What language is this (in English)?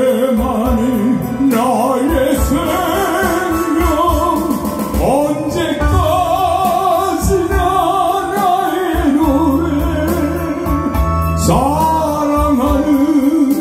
Korean